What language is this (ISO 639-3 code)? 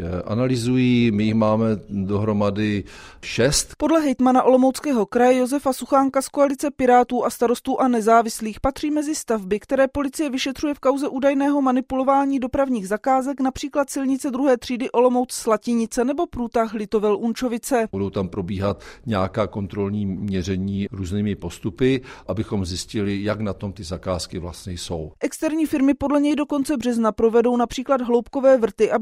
ces